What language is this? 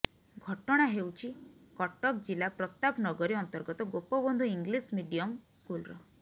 Odia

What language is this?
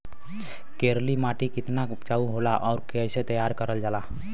Bhojpuri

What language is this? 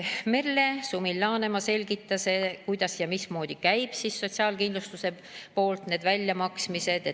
Estonian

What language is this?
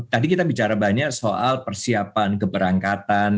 Indonesian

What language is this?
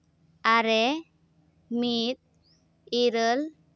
Santali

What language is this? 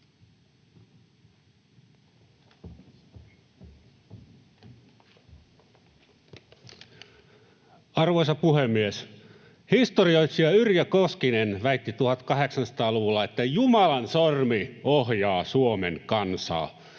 Finnish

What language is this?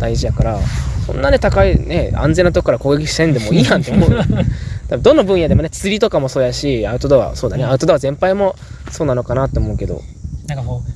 Japanese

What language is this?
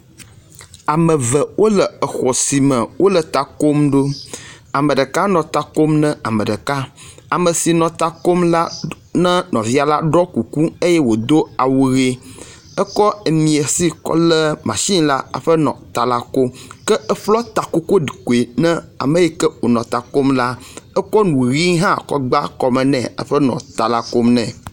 Ewe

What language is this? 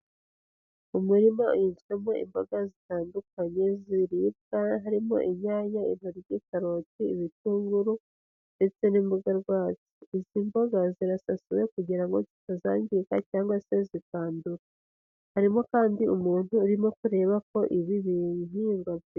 Kinyarwanda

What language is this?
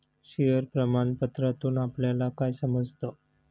Marathi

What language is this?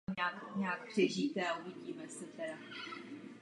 Czech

